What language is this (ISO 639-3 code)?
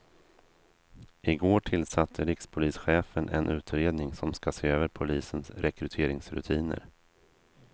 swe